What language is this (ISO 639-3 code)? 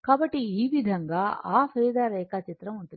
tel